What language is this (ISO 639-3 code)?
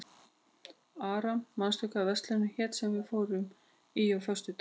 isl